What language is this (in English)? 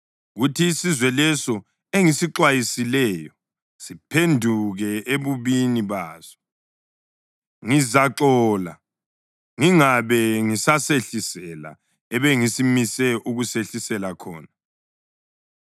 North Ndebele